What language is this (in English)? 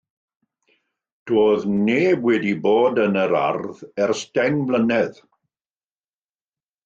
Welsh